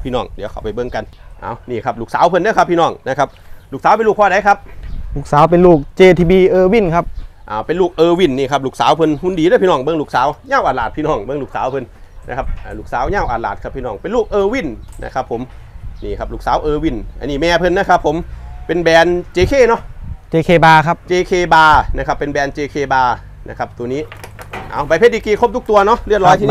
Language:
Thai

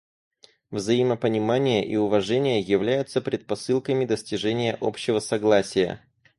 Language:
Russian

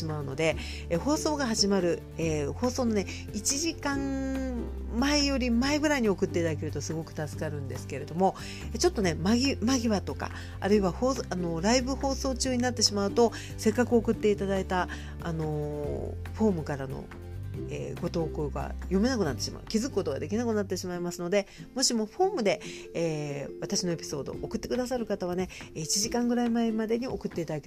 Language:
Japanese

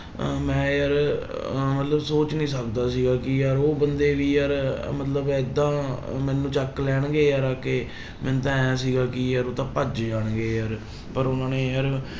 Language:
Punjabi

